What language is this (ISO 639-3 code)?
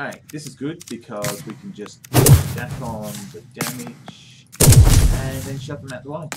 eng